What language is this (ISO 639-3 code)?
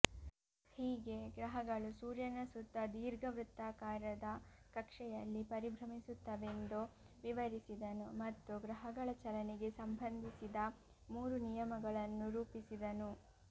kan